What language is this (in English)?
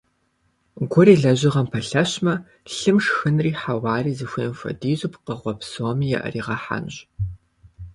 Kabardian